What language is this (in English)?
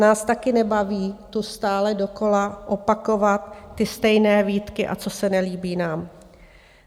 Czech